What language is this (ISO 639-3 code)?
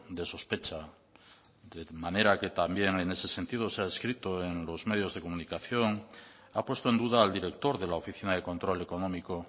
spa